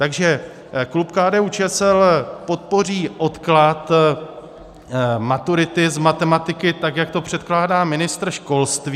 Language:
Czech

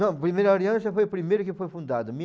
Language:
Portuguese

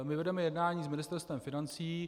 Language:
Czech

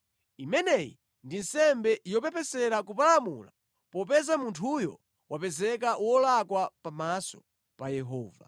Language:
Nyanja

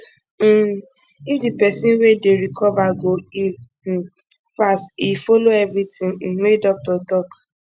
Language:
Nigerian Pidgin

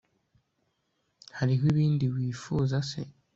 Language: Kinyarwanda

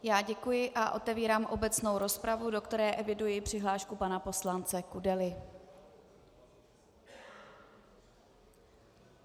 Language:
Czech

